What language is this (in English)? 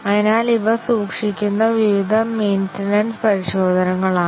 Malayalam